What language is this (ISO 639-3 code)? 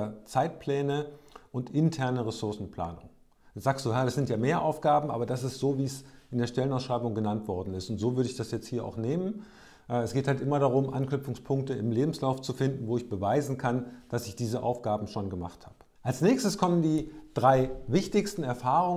deu